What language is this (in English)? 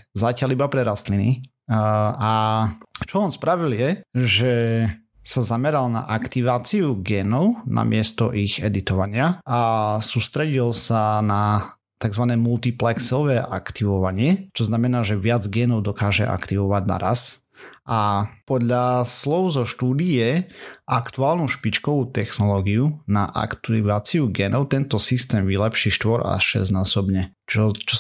Slovak